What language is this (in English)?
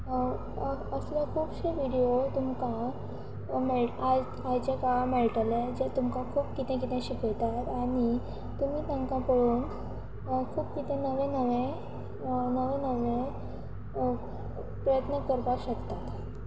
Konkani